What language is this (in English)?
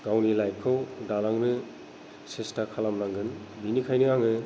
Bodo